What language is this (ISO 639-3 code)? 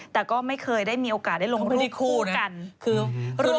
tha